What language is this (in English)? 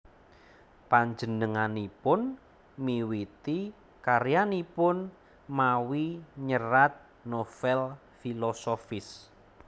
Javanese